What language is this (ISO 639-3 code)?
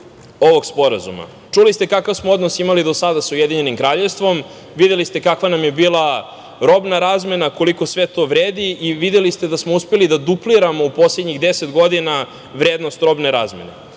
srp